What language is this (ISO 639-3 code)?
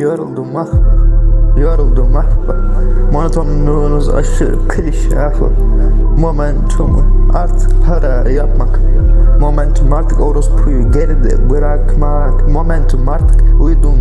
tur